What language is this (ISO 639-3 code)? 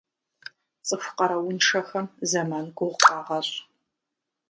kbd